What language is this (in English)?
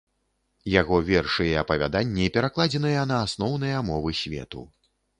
Belarusian